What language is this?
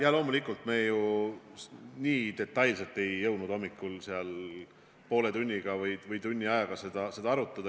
Estonian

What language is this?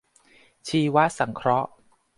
Thai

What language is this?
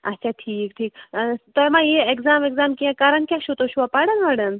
Kashmiri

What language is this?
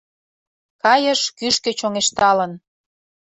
Mari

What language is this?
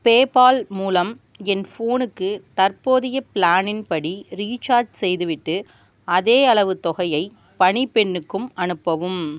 Tamil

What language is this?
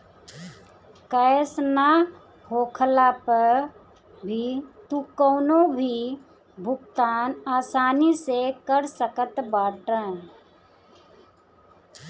Bhojpuri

